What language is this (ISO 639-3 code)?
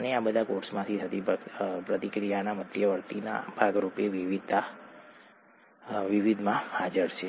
guj